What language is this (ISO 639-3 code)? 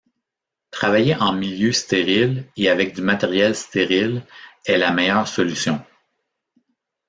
fra